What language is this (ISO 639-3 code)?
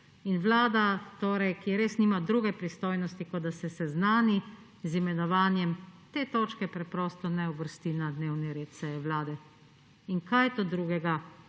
slv